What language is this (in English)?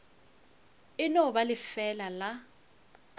Northern Sotho